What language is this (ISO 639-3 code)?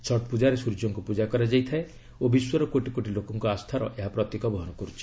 ori